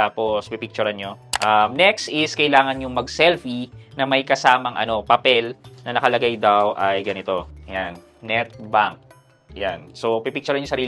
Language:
Filipino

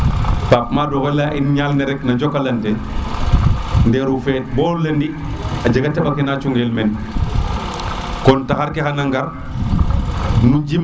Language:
Serer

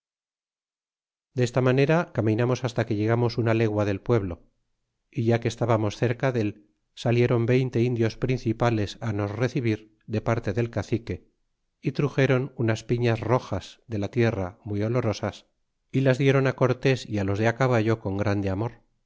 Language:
Spanish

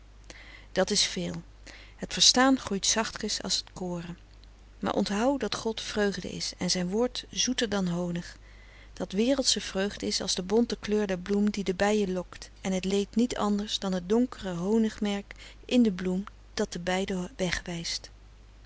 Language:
Dutch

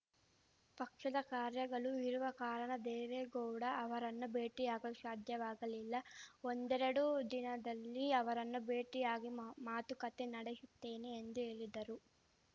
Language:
Kannada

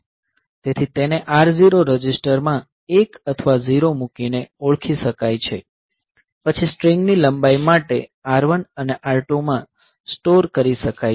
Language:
Gujarati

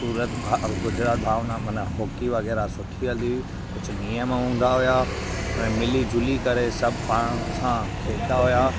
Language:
Sindhi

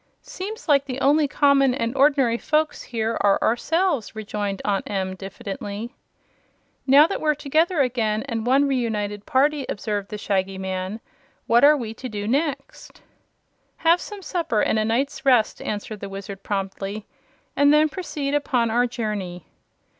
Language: English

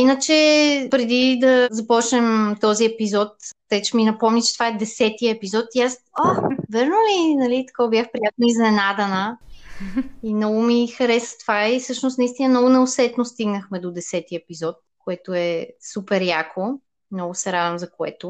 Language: Bulgarian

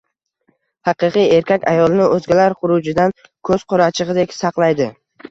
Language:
Uzbek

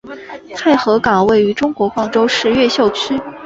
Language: Chinese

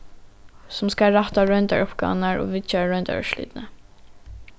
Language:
Faroese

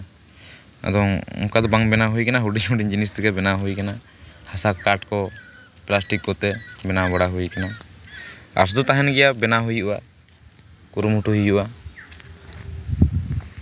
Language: Santali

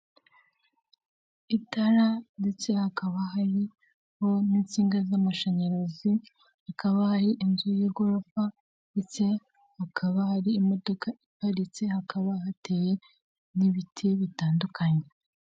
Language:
Kinyarwanda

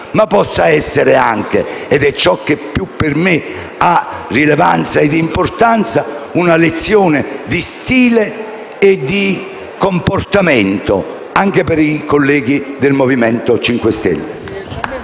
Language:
Italian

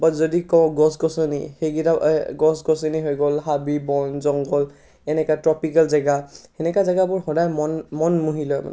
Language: Assamese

